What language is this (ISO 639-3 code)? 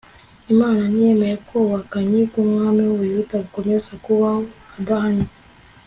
kin